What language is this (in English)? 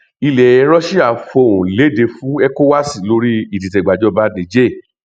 Yoruba